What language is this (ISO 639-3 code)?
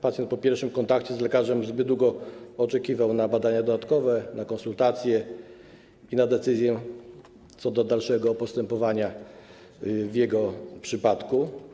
pol